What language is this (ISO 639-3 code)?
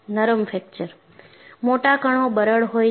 guj